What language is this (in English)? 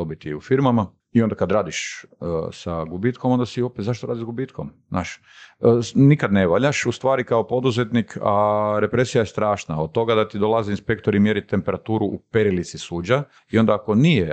Croatian